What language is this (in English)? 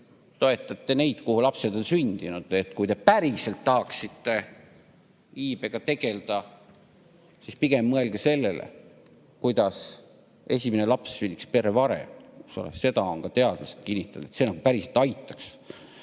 Estonian